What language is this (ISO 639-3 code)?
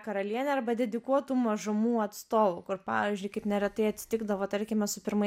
lit